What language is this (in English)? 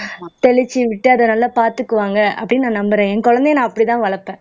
Tamil